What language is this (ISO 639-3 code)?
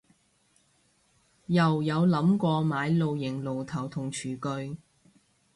yue